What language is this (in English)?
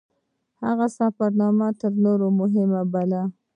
Pashto